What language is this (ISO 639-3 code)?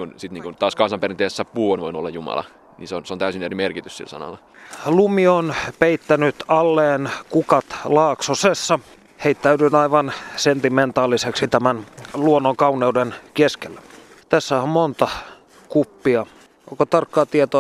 fin